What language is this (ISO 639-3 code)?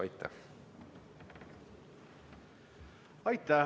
est